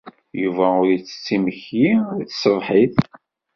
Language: Kabyle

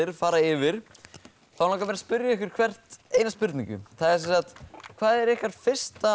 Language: Icelandic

